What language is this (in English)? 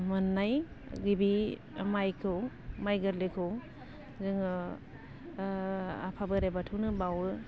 Bodo